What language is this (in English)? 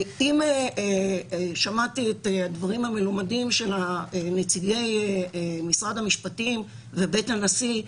Hebrew